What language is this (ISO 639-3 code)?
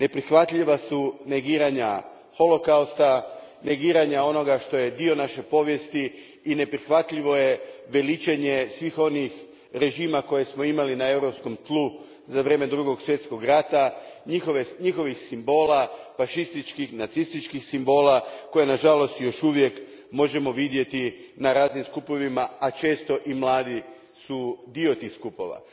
hrv